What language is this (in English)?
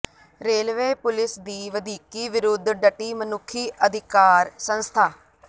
Punjabi